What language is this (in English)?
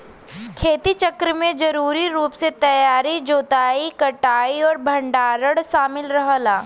Bhojpuri